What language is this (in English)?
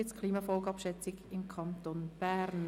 Swiss German